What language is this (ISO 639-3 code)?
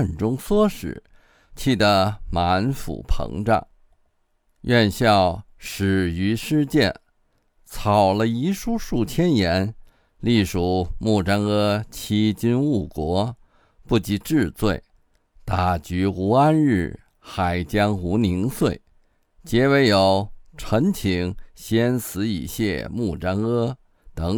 zho